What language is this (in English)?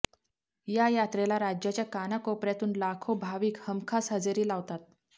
Marathi